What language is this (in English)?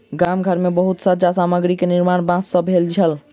Maithili